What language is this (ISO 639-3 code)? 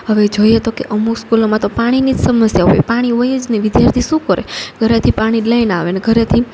guj